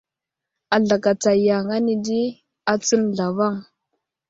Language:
Wuzlam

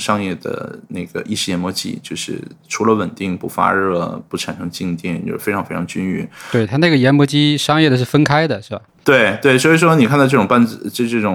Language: Chinese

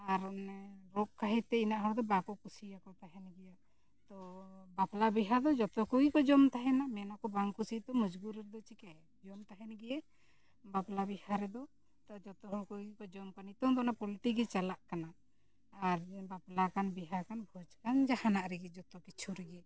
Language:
Santali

